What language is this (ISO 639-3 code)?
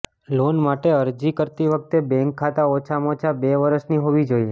guj